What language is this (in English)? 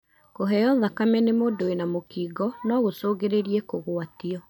Kikuyu